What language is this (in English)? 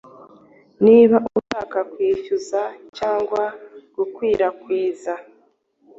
Kinyarwanda